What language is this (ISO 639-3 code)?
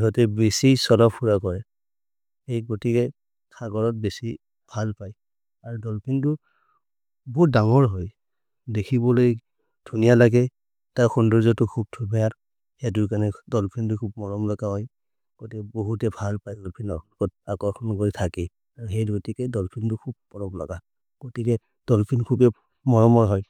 mrr